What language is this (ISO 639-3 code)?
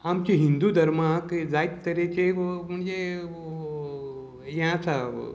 kok